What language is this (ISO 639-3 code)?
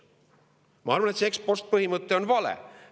est